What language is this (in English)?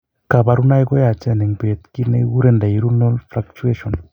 Kalenjin